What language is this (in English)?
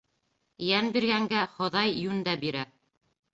Bashkir